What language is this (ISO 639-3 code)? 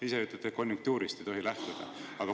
est